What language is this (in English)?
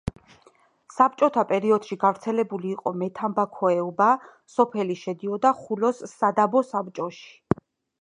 Georgian